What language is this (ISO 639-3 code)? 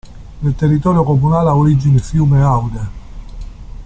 ita